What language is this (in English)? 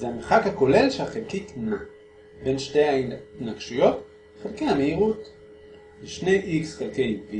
Hebrew